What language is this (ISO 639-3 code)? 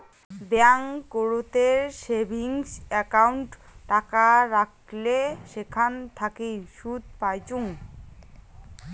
ben